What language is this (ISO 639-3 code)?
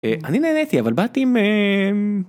heb